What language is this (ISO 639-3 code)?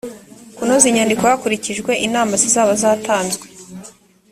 kin